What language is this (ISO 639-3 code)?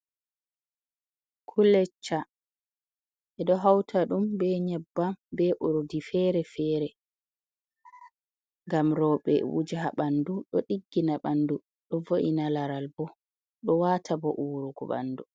ful